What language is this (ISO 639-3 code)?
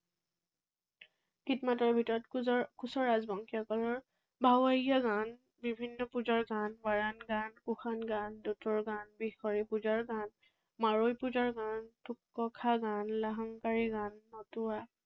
asm